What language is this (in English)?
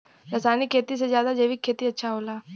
Bhojpuri